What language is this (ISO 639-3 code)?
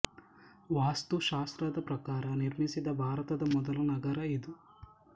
kan